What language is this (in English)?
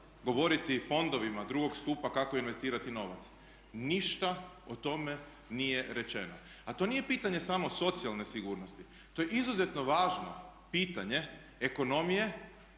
Croatian